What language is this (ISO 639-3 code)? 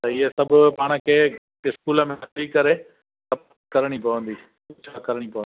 snd